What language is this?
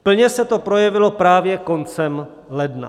Czech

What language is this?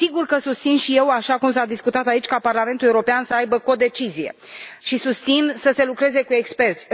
Romanian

